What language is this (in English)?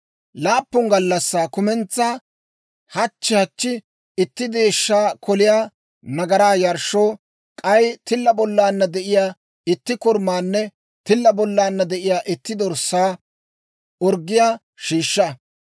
Dawro